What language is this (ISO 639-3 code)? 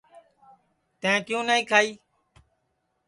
ssi